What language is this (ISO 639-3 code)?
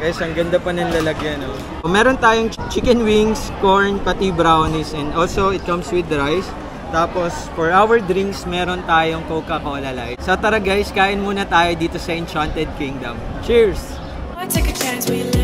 fil